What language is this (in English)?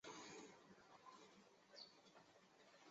Chinese